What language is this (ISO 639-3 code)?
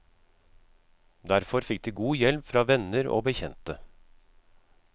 nor